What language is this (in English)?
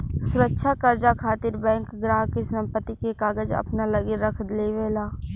Bhojpuri